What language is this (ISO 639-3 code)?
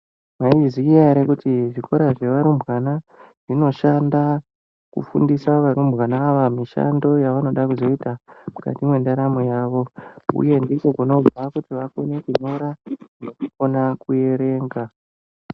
ndc